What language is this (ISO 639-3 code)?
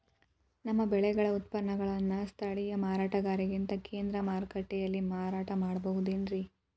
kan